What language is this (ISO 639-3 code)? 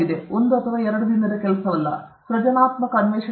kan